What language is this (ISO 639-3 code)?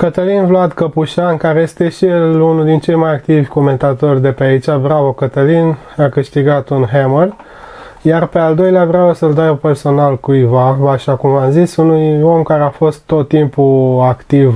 ron